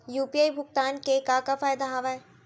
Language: Chhattisgarhi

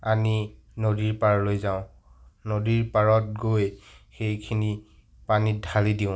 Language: Assamese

